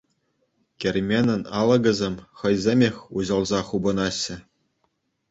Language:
Chuvash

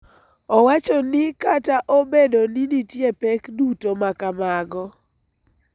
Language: Luo (Kenya and Tanzania)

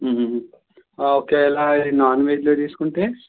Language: Telugu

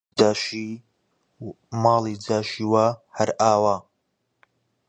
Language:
Central Kurdish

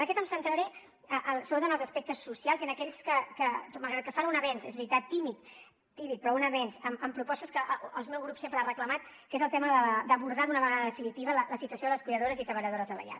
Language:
Catalan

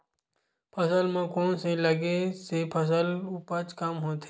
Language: Chhattisgarhi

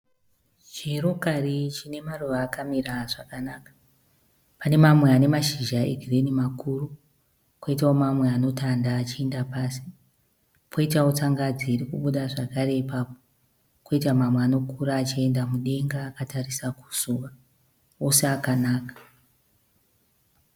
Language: Shona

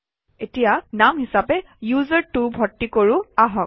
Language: Assamese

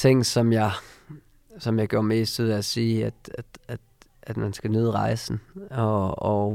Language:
Danish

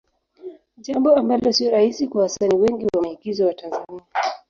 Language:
Swahili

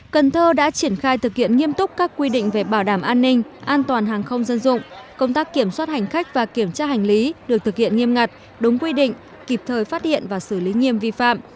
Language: Vietnamese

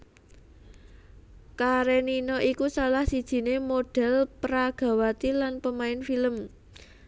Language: Javanese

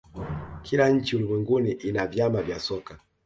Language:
Swahili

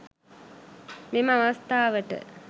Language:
Sinhala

